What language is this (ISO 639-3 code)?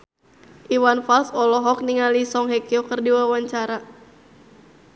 sun